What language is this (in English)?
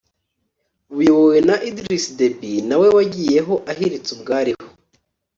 Kinyarwanda